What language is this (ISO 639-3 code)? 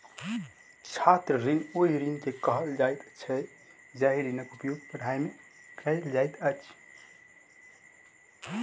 mai